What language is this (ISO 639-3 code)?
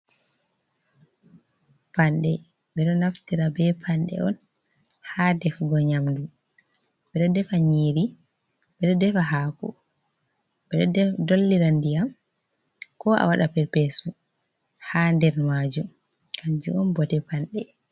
ful